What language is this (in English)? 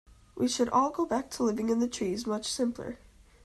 English